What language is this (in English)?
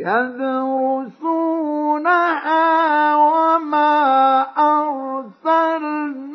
Arabic